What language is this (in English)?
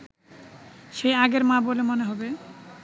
Bangla